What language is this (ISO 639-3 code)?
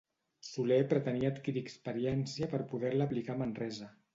cat